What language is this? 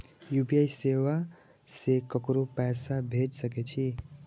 Maithili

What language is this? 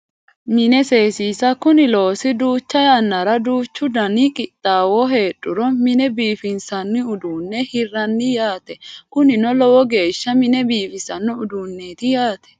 Sidamo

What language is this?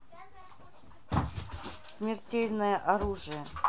Russian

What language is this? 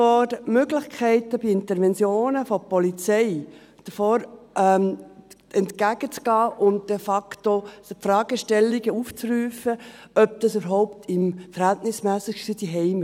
Swiss German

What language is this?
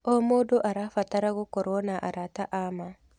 Kikuyu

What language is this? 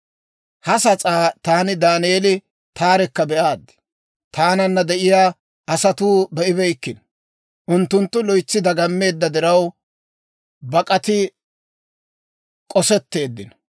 Dawro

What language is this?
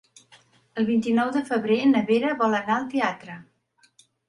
Catalan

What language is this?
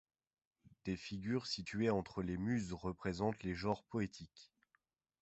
French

